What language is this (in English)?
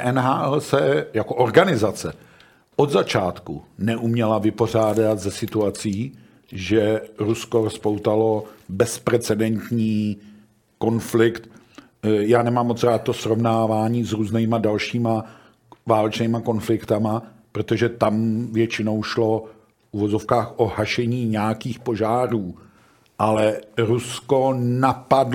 Czech